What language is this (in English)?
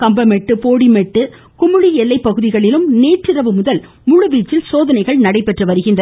Tamil